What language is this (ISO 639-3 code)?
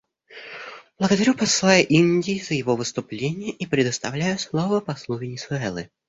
rus